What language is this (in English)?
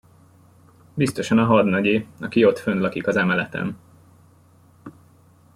Hungarian